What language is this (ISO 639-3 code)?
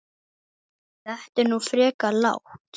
isl